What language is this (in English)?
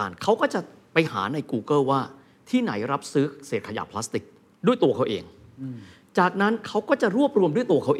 Thai